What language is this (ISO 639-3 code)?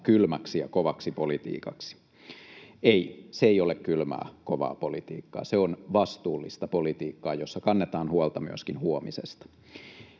fin